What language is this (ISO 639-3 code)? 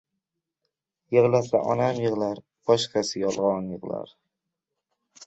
uzb